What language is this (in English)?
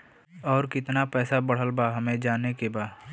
Bhojpuri